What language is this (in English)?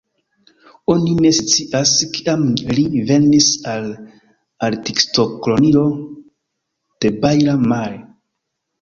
Esperanto